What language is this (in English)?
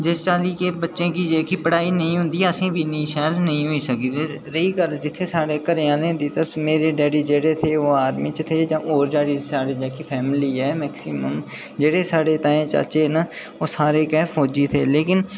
Dogri